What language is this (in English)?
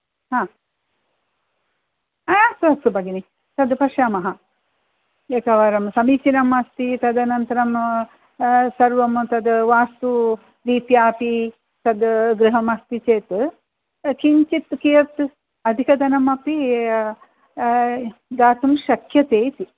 Sanskrit